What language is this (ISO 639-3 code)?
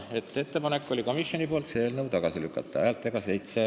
est